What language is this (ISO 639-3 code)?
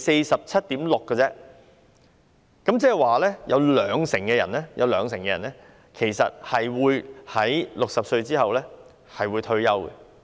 yue